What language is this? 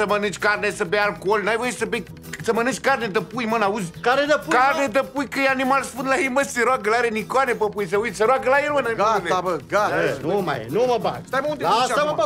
Romanian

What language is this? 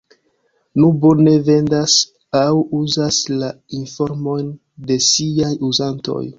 Esperanto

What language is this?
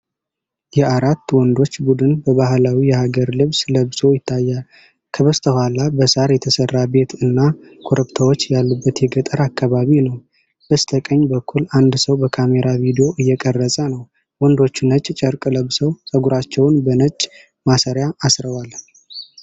Amharic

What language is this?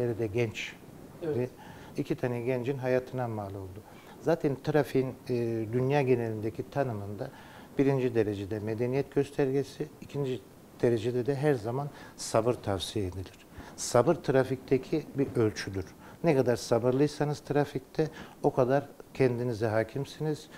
Turkish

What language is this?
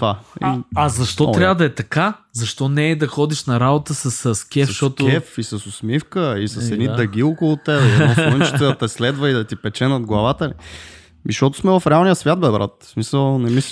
Bulgarian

